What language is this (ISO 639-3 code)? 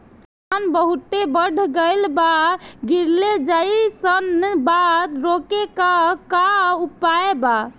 bho